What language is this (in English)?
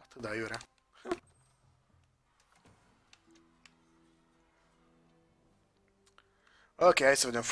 Romanian